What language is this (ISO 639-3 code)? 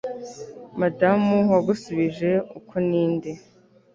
kin